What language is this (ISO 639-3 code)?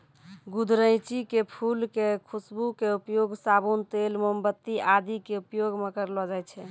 mai